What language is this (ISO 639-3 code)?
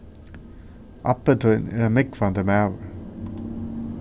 fao